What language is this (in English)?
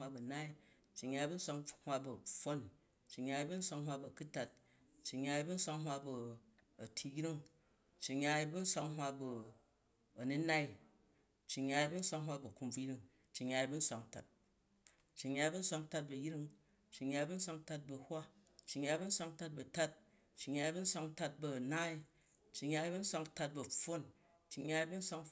Jju